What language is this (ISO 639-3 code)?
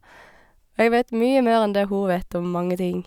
nor